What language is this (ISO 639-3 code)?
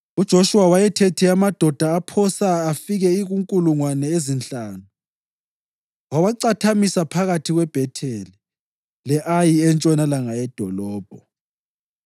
nde